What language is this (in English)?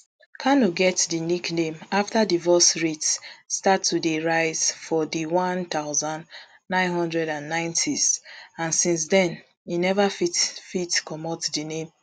Nigerian Pidgin